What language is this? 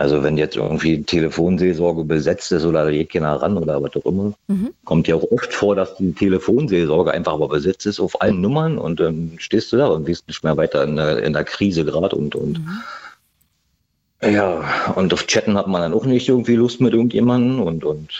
German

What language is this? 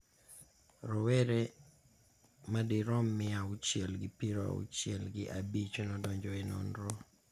Luo (Kenya and Tanzania)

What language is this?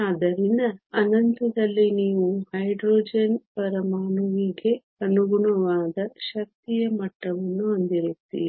Kannada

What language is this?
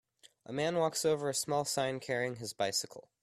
English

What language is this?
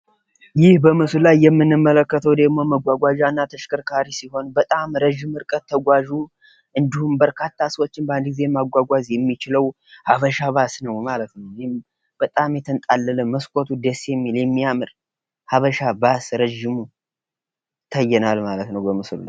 Amharic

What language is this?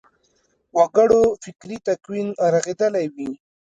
Pashto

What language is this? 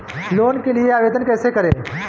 Hindi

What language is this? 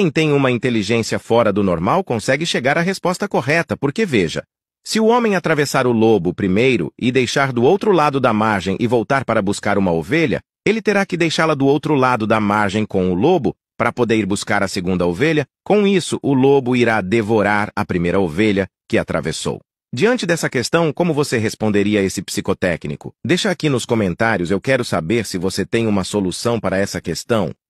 Portuguese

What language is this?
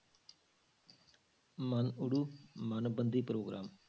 Punjabi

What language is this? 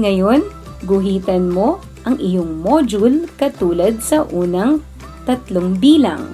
Filipino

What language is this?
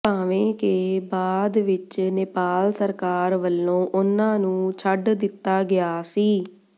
Punjabi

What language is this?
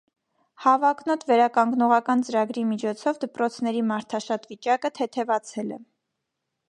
Armenian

